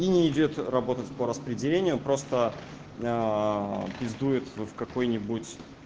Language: Russian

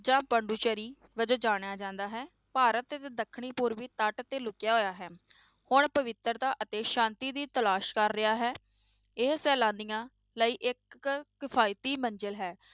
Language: Punjabi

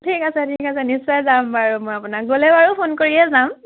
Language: Assamese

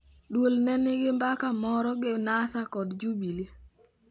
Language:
Luo (Kenya and Tanzania)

